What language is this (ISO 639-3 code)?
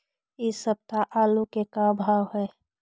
mag